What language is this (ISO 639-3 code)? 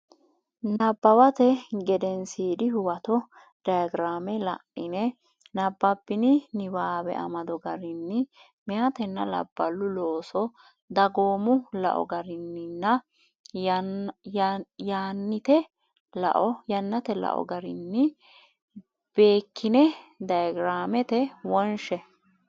sid